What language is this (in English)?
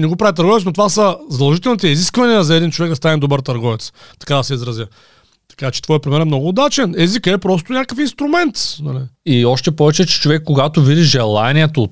Bulgarian